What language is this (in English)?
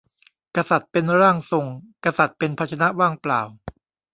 Thai